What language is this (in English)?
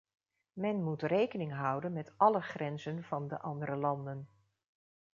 Dutch